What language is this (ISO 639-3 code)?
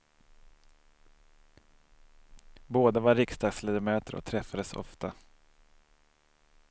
swe